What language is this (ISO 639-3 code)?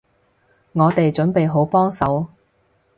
yue